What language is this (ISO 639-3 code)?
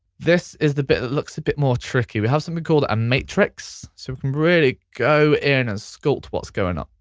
eng